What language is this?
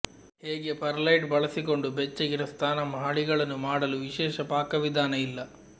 Kannada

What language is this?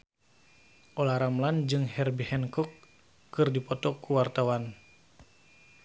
Sundanese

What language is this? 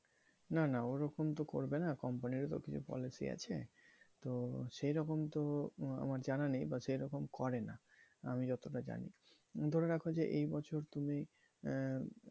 Bangla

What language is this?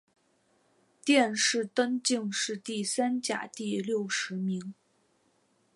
Chinese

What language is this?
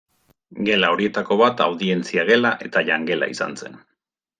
Basque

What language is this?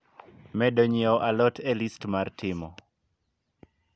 Luo (Kenya and Tanzania)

